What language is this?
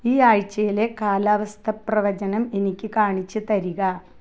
Malayalam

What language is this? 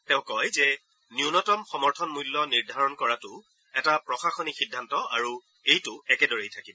Assamese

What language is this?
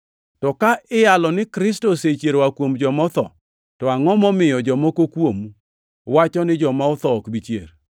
Luo (Kenya and Tanzania)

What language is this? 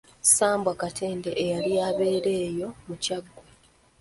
Ganda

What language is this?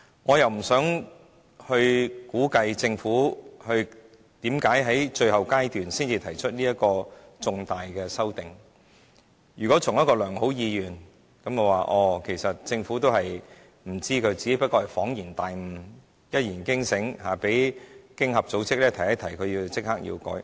Cantonese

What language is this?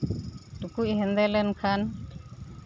Santali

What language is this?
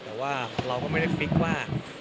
Thai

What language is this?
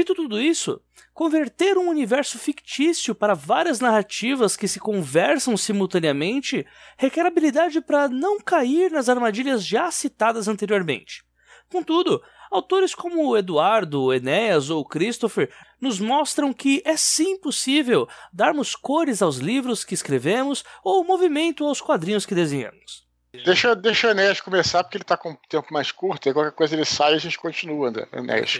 Portuguese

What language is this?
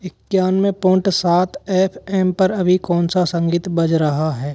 Hindi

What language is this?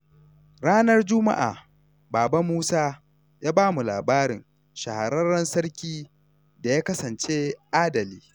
Hausa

